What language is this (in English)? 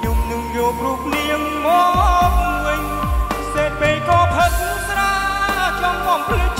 Thai